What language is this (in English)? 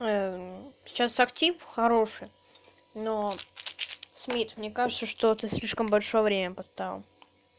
Russian